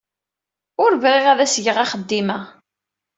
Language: Kabyle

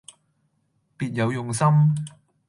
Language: Cantonese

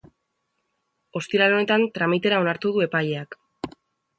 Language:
Basque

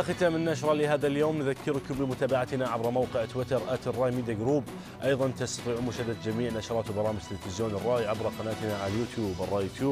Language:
Arabic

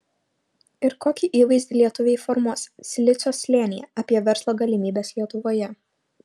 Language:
Lithuanian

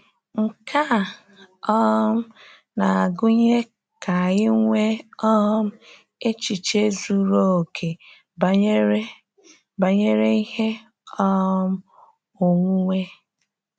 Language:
Igbo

